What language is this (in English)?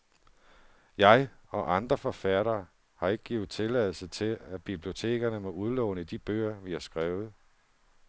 Danish